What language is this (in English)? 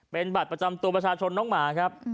Thai